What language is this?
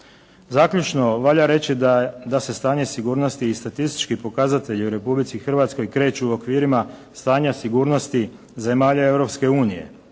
Croatian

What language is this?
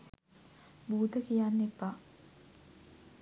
Sinhala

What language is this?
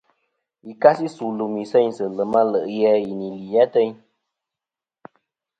Kom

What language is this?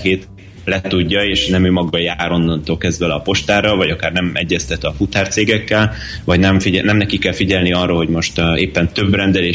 Hungarian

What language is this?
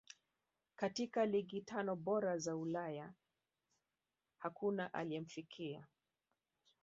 Swahili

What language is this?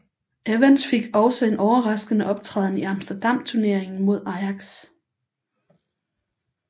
Danish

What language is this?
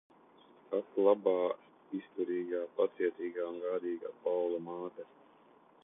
Latvian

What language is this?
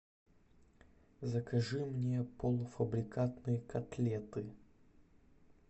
Russian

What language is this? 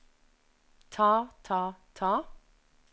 Norwegian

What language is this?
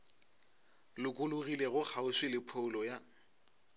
Northern Sotho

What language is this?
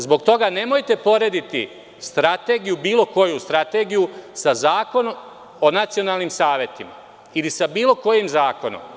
Serbian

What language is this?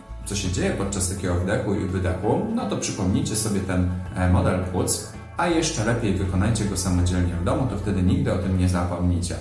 Polish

